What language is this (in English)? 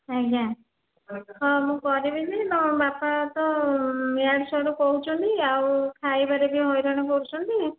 Odia